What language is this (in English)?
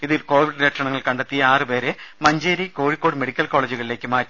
Malayalam